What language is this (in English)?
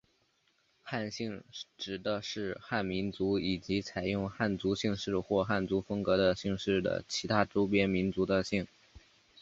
Chinese